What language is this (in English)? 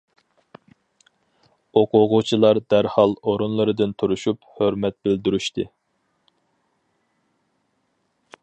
Uyghur